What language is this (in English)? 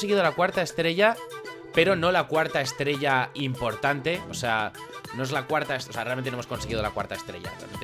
Spanish